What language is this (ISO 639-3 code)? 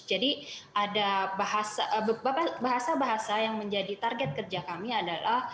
ind